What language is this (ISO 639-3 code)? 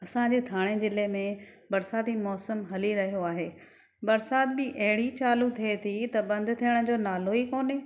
snd